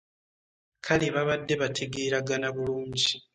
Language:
Ganda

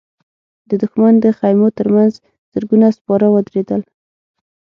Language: Pashto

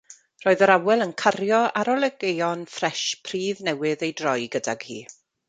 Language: Welsh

